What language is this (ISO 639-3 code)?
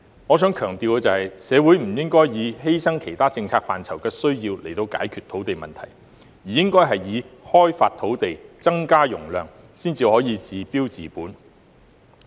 yue